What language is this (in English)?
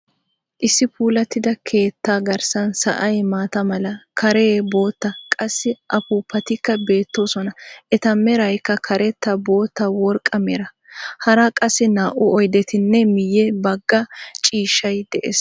Wolaytta